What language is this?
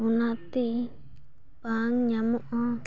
Santali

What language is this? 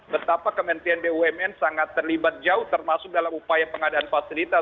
Indonesian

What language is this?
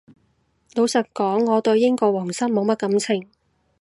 Cantonese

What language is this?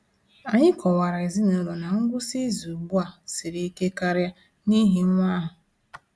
Igbo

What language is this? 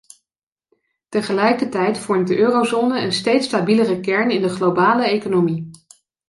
Dutch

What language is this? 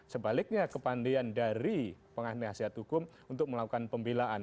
Indonesian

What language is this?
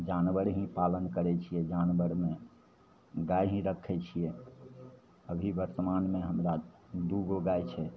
Maithili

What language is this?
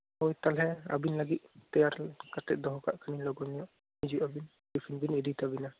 Santali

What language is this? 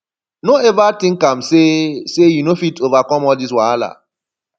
Nigerian Pidgin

